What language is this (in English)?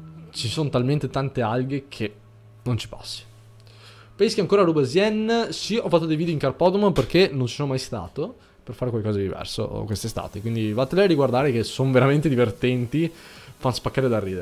Italian